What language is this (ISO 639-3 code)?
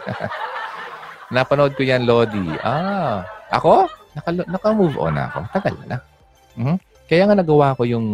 fil